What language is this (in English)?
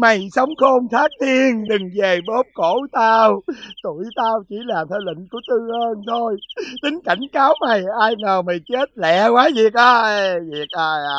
Vietnamese